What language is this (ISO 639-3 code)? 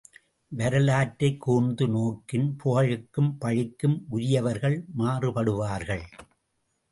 tam